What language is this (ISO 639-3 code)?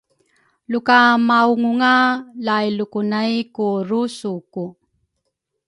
dru